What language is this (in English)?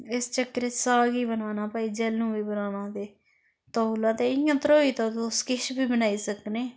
Dogri